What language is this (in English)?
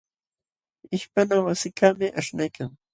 Jauja Wanca Quechua